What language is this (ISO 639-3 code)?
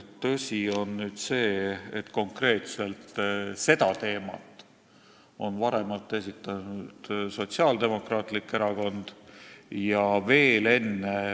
est